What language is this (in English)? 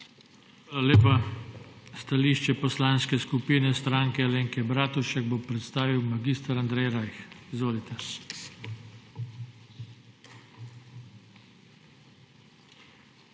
Slovenian